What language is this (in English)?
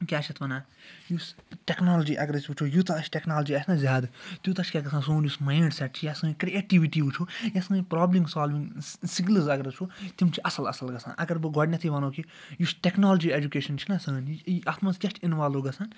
Kashmiri